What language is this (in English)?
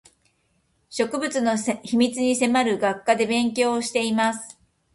Japanese